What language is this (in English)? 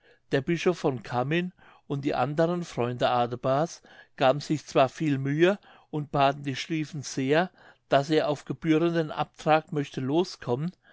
German